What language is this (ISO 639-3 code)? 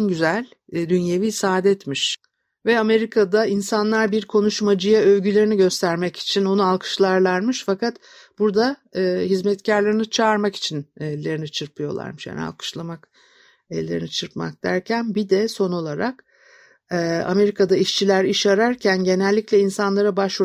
tur